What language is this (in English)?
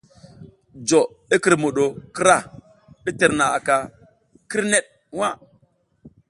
South Giziga